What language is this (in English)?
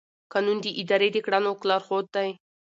Pashto